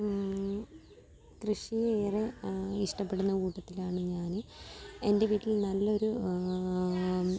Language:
Malayalam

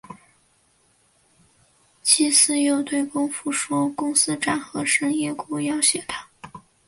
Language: Chinese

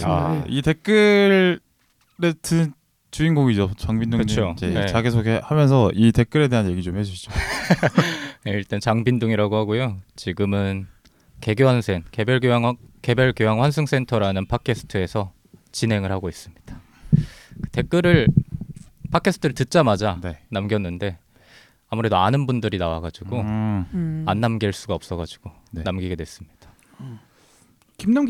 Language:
Korean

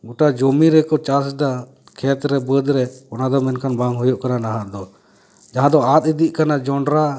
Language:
Santali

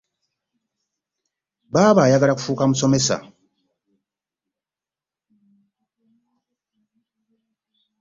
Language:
Ganda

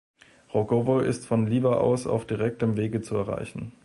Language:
German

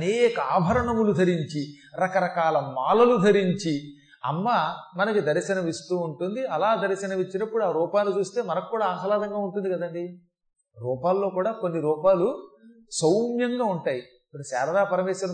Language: Telugu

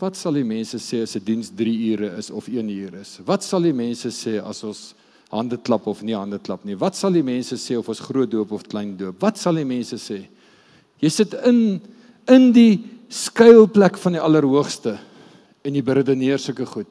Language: Dutch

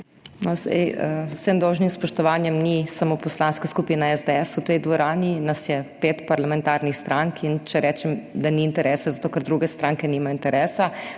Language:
Slovenian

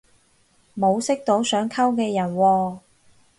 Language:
Cantonese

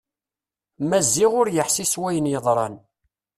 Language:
Kabyle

